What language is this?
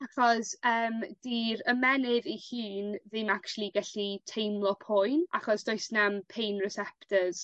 Welsh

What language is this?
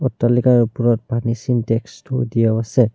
Assamese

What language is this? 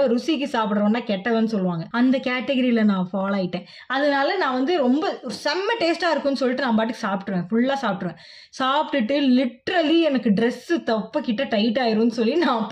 Tamil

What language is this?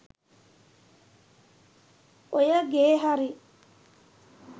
Sinhala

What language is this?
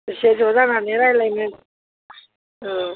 Bodo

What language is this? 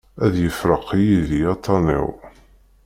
Kabyle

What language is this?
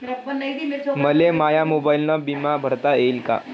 Marathi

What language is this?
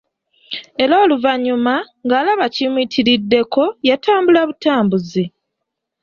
Ganda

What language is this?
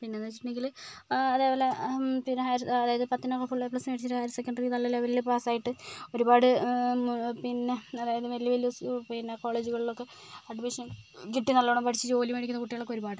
Malayalam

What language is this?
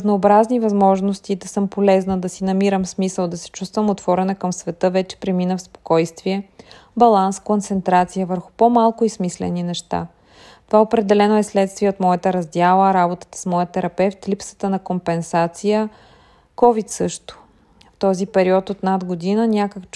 Bulgarian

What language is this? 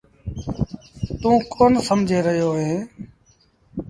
Sindhi Bhil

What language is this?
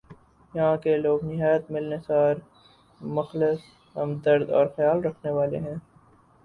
Urdu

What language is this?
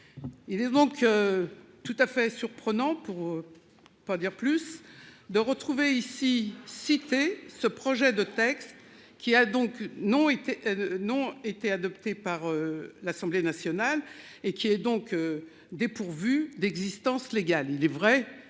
French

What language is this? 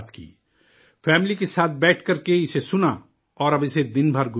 Urdu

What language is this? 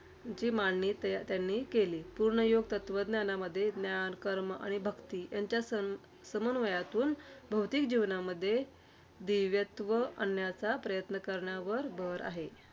Marathi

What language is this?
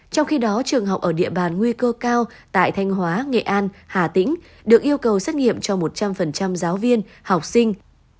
Vietnamese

